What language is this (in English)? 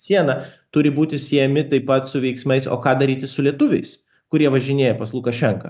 Lithuanian